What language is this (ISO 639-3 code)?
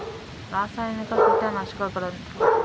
kan